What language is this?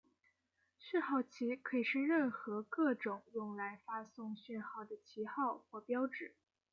Chinese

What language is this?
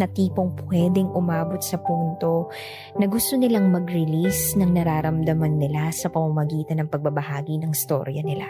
Filipino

